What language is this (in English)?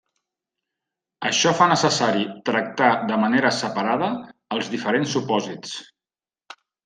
Catalan